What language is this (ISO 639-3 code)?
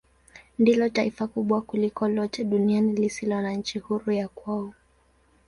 swa